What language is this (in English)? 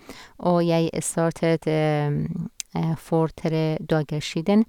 Norwegian